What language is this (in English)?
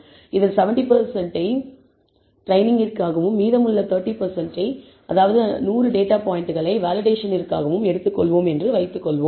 Tamil